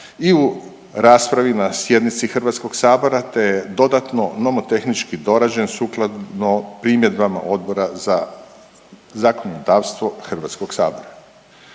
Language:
Croatian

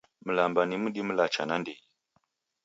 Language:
Taita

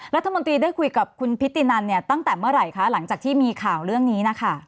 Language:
Thai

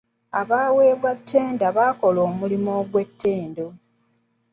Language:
Ganda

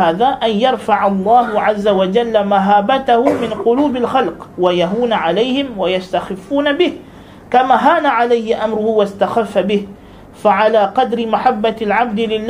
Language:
Malay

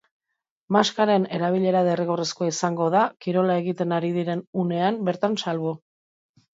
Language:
Basque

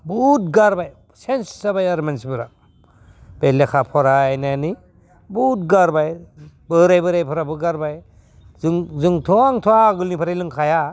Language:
Bodo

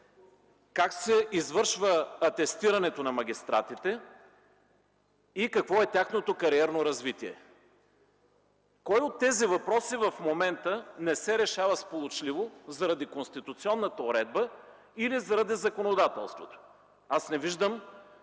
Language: Bulgarian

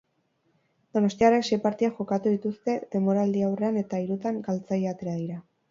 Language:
Basque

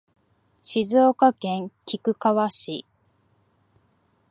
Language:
Japanese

